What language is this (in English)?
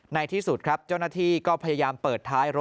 Thai